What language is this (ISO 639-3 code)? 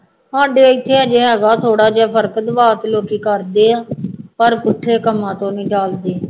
pan